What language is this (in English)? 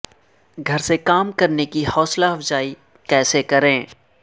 Urdu